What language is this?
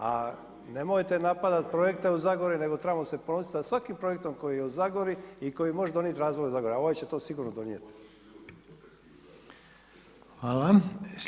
Croatian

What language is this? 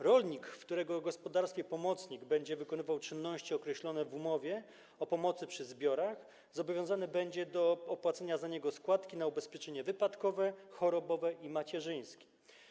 Polish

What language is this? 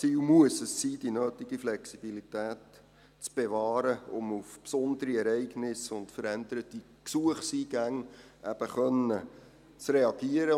Swiss German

